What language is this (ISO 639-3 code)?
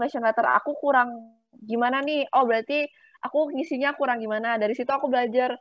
ind